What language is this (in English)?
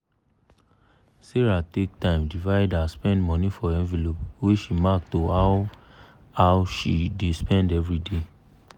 Nigerian Pidgin